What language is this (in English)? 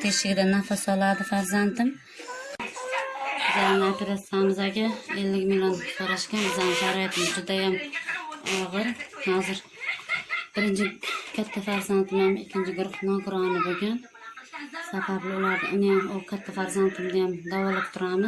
Turkish